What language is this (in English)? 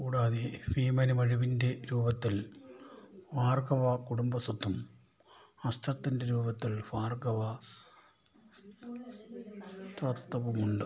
Malayalam